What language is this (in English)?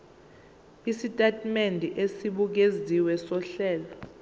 Zulu